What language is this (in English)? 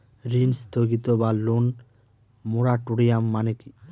Bangla